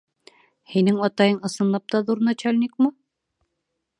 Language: Bashkir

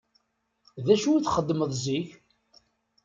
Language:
Kabyle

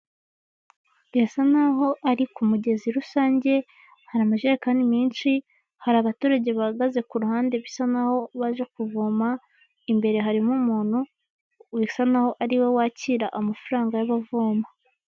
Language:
Kinyarwanda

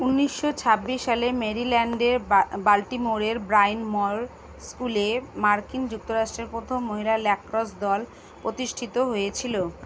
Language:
Bangla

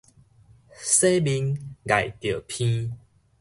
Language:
Min Nan Chinese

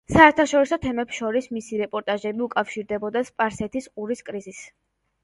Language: Georgian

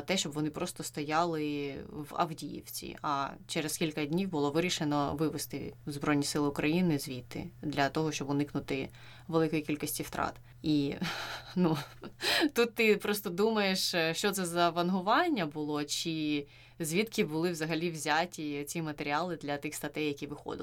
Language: Ukrainian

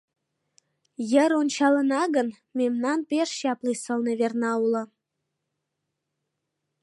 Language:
Mari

